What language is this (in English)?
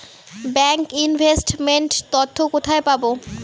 Bangla